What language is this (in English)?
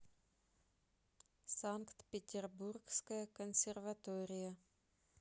Russian